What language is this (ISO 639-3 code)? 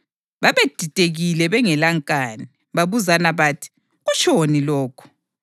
nde